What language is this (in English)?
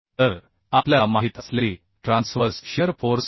Marathi